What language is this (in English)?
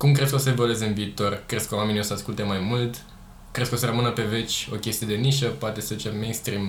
Romanian